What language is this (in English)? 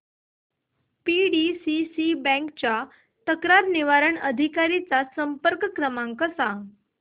Marathi